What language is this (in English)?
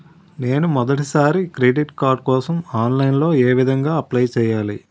Telugu